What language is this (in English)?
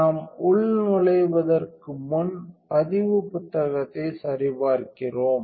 Tamil